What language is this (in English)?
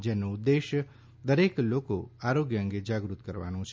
Gujarati